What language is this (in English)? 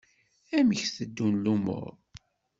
Kabyle